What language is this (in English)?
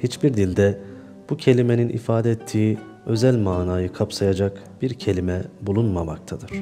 Turkish